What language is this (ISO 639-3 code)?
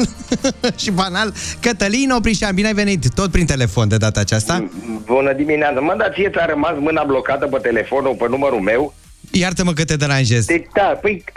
ron